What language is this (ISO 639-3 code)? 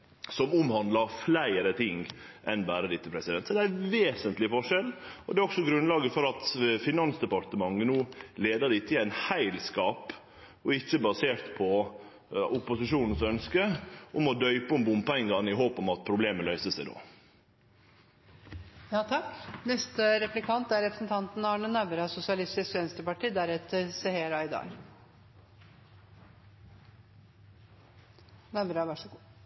nor